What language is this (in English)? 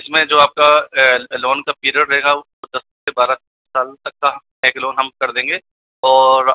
Hindi